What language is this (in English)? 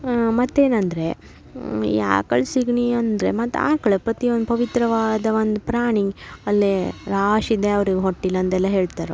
Kannada